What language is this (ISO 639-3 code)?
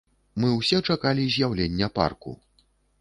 bel